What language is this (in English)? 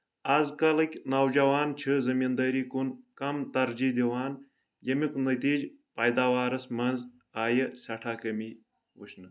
Kashmiri